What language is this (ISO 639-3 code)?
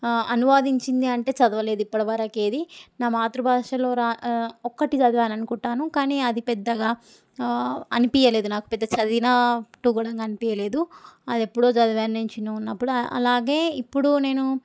tel